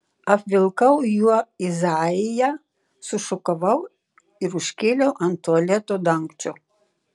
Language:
Lithuanian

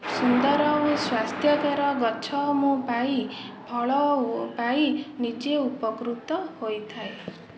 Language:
Odia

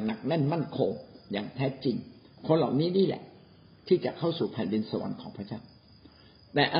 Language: Thai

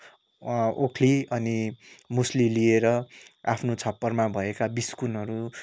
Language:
Nepali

